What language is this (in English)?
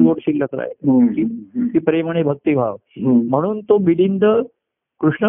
Marathi